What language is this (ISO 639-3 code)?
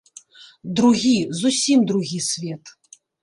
bel